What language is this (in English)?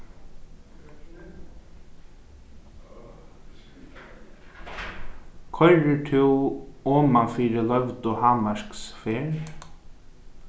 Faroese